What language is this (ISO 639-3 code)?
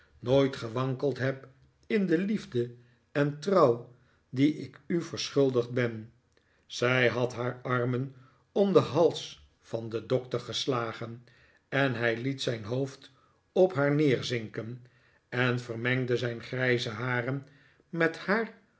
nld